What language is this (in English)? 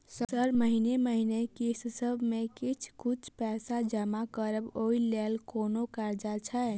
Maithili